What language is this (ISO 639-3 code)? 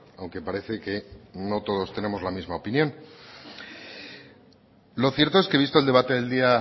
spa